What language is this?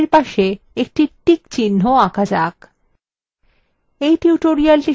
Bangla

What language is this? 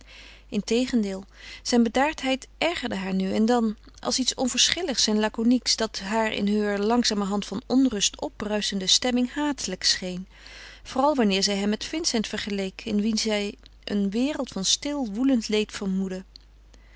Dutch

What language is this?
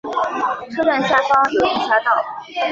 Chinese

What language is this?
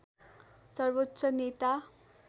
Nepali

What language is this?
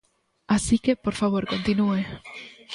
Galician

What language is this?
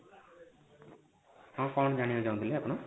Odia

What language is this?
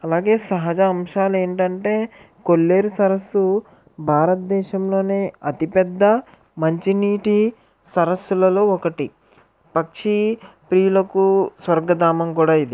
Telugu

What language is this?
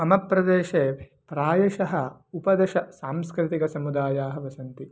Sanskrit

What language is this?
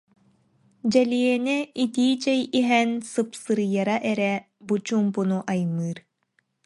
Yakut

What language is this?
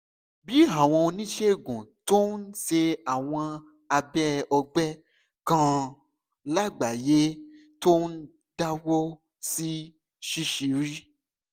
Yoruba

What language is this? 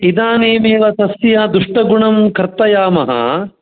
Sanskrit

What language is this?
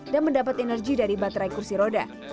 Indonesian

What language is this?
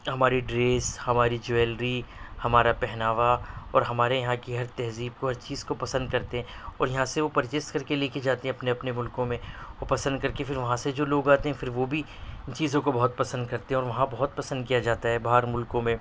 Urdu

